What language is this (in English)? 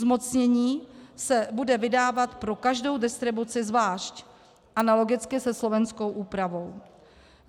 Czech